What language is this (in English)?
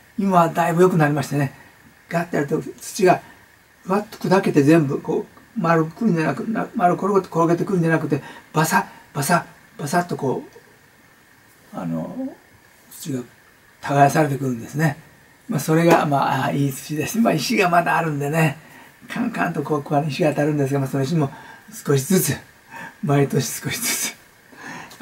Japanese